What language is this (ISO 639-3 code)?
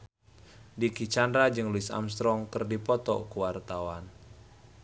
sun